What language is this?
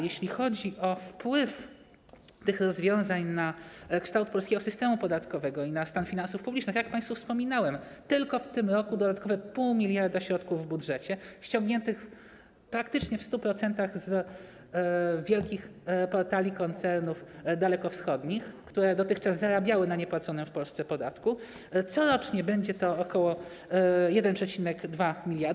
Polish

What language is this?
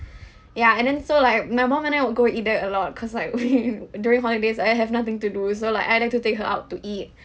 English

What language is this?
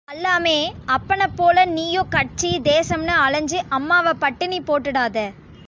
Tamil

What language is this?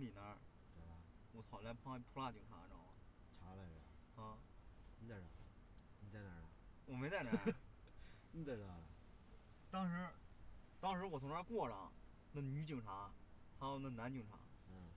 Chinese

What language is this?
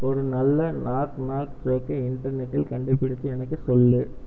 Tamil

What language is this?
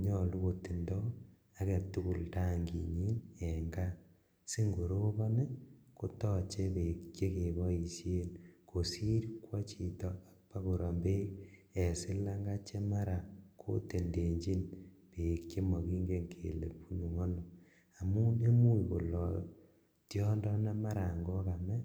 Kalenjin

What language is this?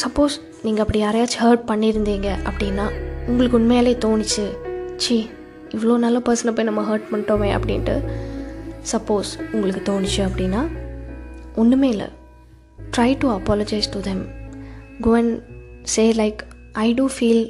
Tamil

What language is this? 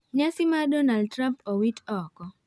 Luo (Kenya and Tanzania)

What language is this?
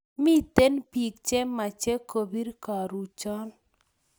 Kalenjin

